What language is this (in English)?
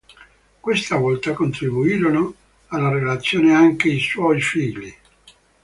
Italian